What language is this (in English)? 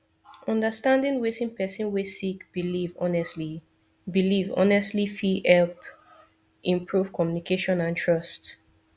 Nigerian Pidgin